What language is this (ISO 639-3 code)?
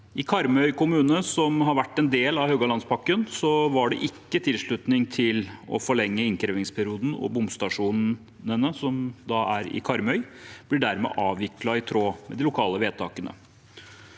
nor